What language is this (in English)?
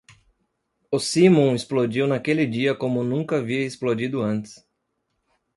Portuguese